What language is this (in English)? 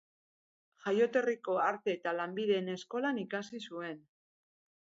Basque